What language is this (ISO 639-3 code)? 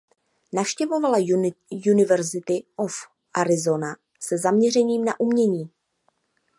ces